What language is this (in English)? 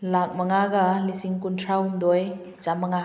Manipuri